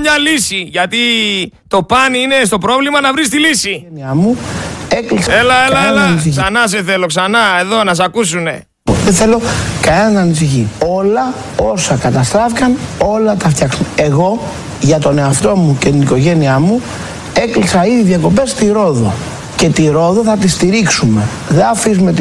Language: Greek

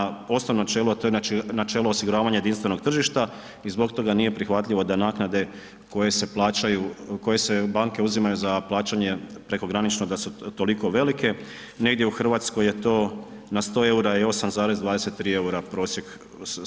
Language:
Croatian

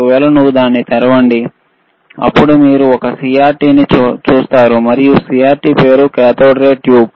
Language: Telugu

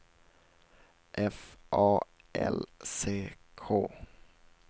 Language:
Swedish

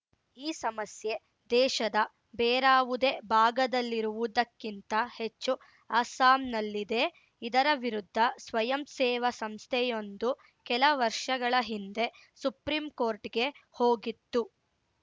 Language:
Kannada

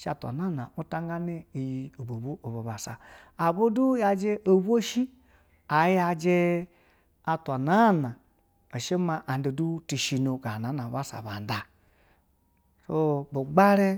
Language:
Basa (Nigeria)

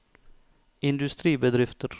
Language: Norwegian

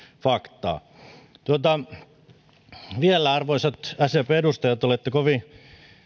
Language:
Finnish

